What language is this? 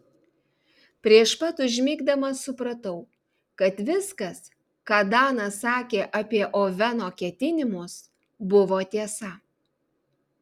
Lithuanian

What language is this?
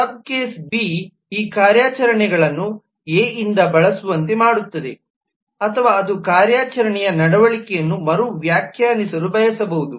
Kannada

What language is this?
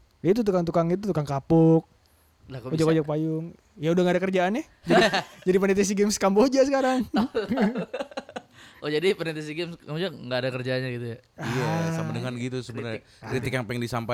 Indonesian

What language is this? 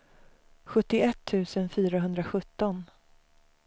Swedish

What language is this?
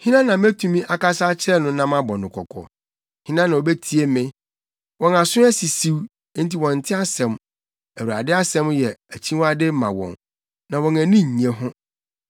Akan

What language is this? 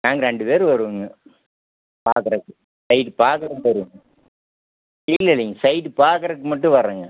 Tamil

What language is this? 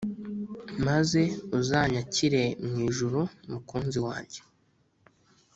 Kinyarwanda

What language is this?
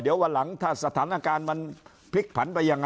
Thai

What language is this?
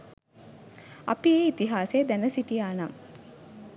Sinhala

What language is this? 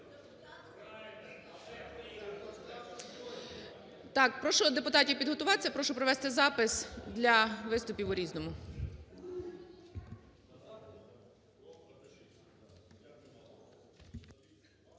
Ukrainian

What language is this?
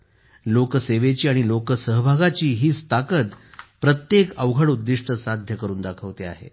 Marathi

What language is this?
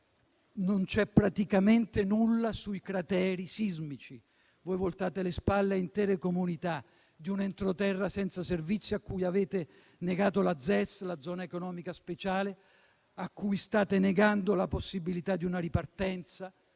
Italian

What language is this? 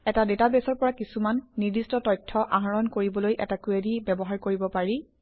Assamese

